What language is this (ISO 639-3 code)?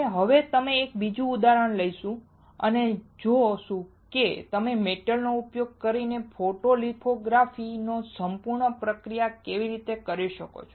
guj